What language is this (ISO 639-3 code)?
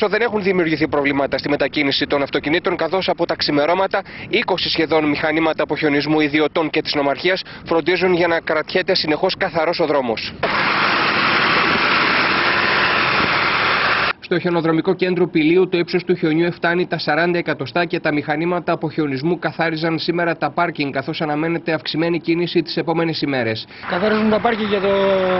ell